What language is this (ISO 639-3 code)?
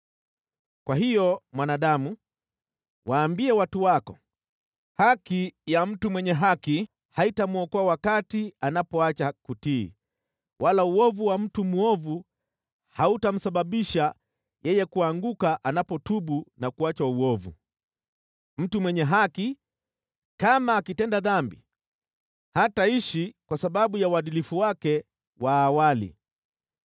swa